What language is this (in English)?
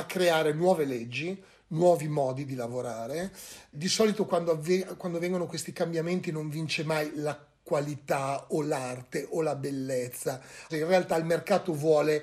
Italian